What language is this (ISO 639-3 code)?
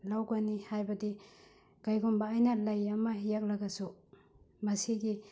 mni